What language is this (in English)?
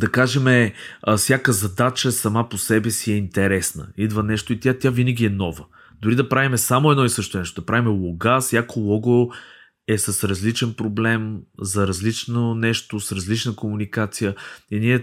Bulgarian